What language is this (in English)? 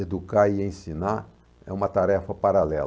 Portuguese